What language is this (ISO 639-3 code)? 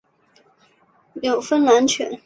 zho